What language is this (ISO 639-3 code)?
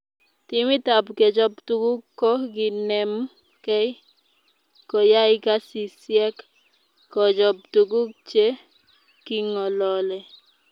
kln